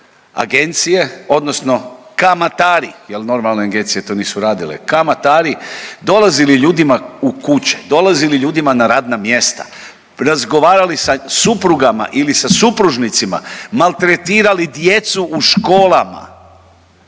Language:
Croatian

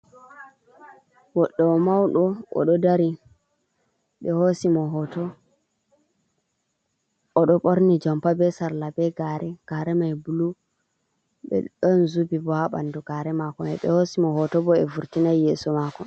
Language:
Fula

